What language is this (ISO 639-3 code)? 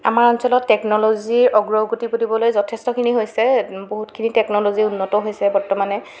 asm